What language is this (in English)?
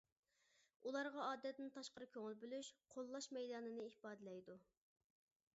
Uyghur